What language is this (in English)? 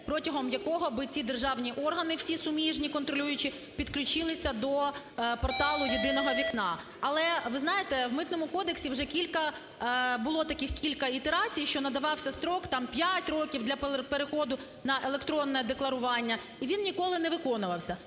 Ukrainian